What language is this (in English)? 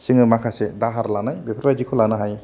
Bodo